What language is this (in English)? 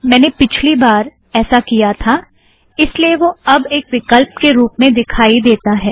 Hindi